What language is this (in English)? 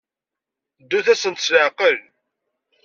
Kabyle